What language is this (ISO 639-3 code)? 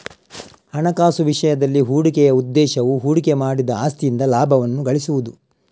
kan